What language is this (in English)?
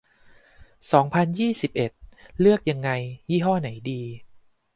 Thai